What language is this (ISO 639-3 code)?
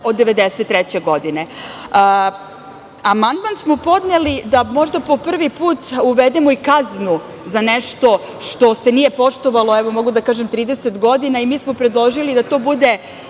srp